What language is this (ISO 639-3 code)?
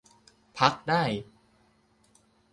tha